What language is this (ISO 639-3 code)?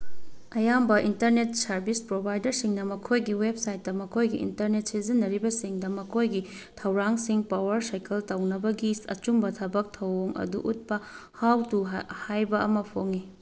mni